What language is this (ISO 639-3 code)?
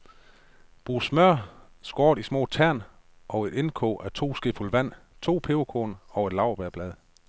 dan